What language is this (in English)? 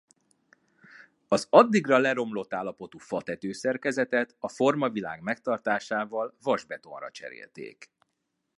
Hungarian